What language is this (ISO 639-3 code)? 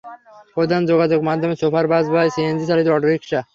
ben